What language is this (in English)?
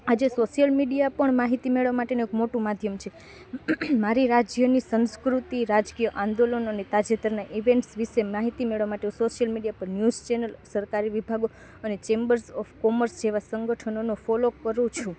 Gujarati